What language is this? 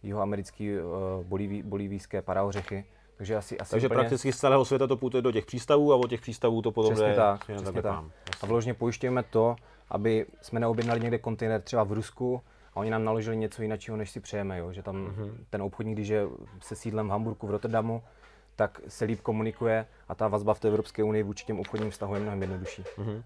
Czech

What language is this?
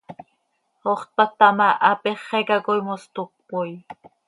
Seri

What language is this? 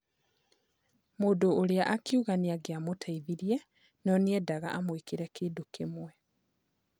Kikuyu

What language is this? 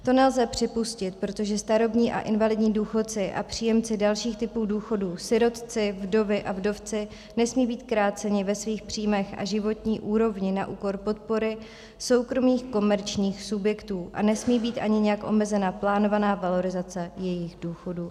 Czech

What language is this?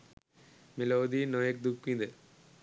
Sinhala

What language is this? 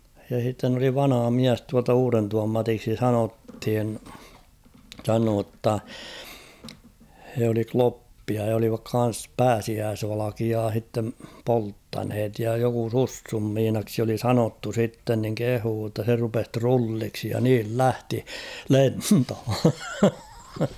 Finnish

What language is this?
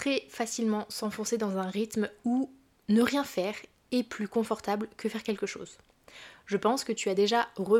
French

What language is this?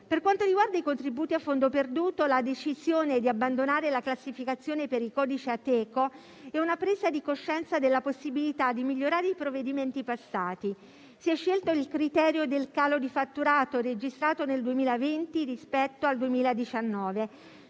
Italian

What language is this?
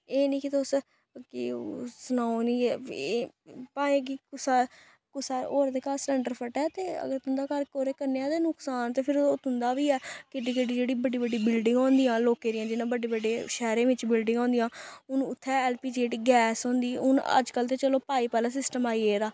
Dogri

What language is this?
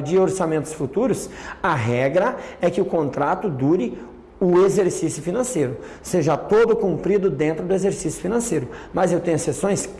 Portuguese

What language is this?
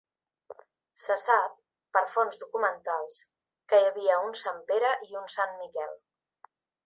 Catalan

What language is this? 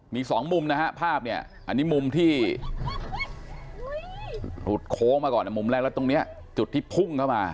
Thai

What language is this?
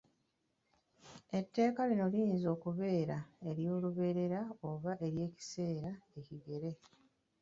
Ganda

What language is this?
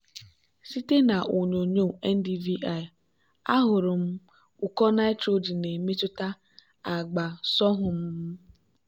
Igbo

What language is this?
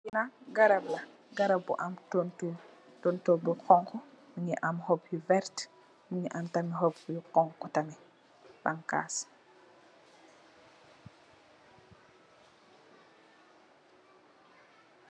Wolof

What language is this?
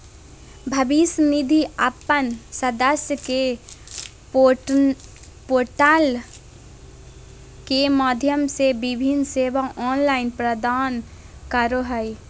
Magahi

